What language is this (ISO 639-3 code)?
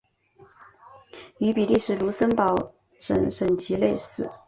zho